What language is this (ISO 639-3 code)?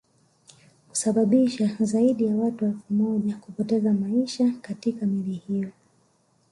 swa